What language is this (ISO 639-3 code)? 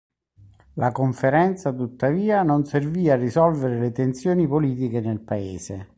ita